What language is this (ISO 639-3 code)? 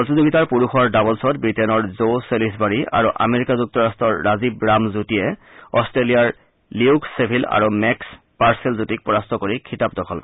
asm